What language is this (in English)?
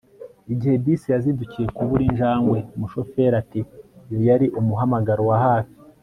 Kinyarwanda